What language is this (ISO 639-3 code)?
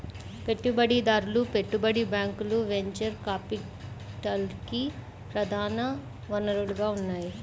tel